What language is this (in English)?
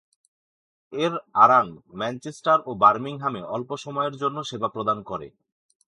Bangla